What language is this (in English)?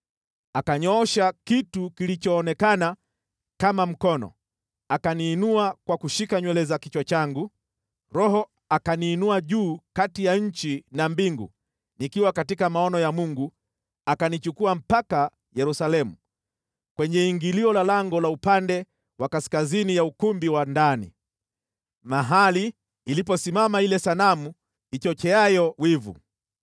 Swahili